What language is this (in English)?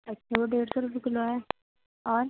Urdu